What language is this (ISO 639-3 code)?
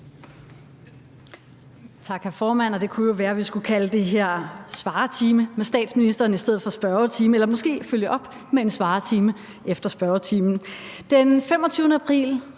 dan